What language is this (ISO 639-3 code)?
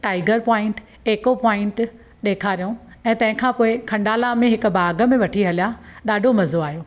snd